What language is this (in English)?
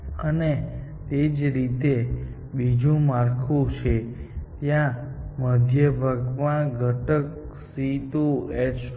Gujarati